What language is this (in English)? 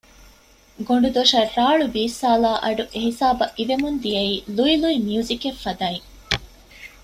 Divehi